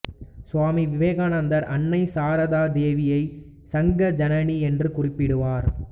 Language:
Tamil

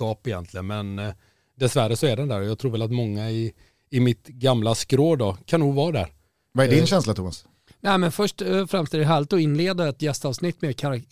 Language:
Swedish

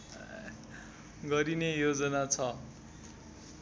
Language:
Nepali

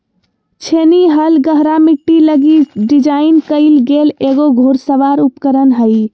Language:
Magahi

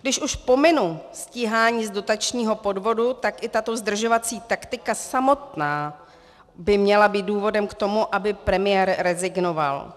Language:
Czech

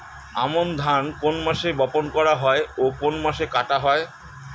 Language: Bangla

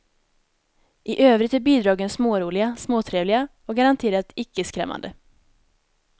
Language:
Swedish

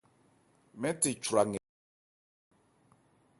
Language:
Ebrié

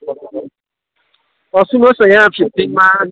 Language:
Nepali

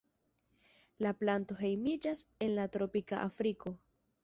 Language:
Esperanto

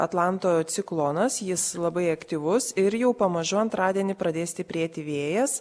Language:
Lithuanian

